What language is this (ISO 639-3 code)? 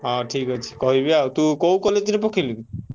ori